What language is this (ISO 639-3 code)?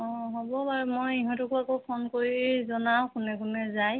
asm